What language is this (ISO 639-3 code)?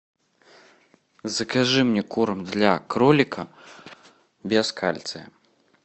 rus